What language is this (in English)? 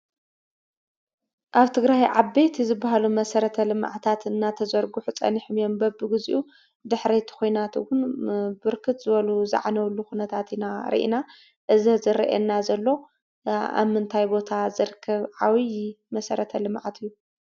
Tigrinya